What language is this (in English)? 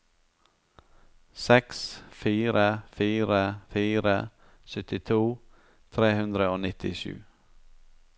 Norwegian